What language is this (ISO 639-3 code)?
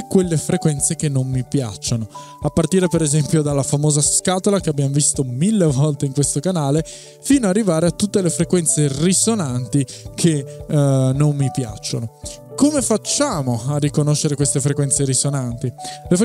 ita